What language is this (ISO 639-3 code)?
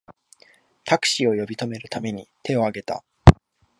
jpn